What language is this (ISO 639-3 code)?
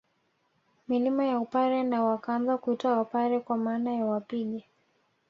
swa